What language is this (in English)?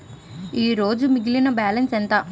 Telugu